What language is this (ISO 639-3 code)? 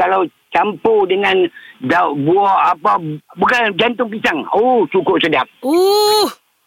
msa